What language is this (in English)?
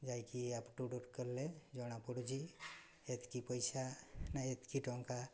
Odia